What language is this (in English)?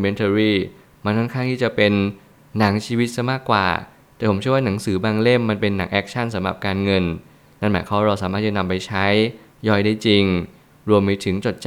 Thai